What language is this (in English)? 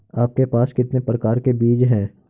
Hindi